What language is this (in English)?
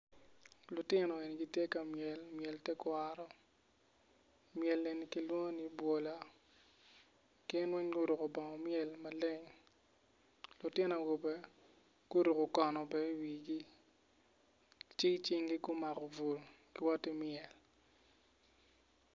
Acoli